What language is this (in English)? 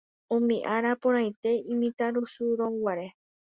Guarani